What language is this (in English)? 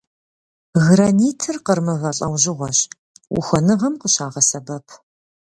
Kabardian